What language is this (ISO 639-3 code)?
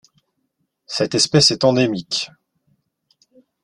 fra